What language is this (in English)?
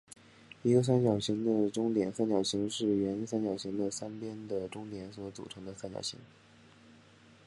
Chinese